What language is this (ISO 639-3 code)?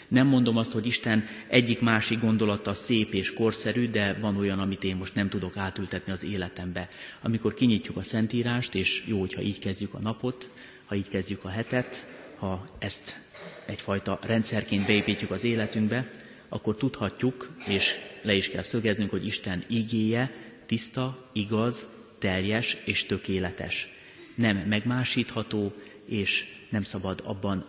hun